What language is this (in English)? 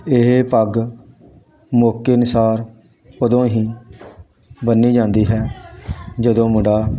Punjabi